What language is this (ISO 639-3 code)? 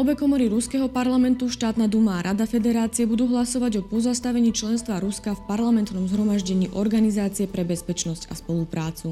slk